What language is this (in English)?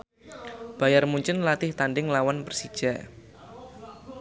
Javanese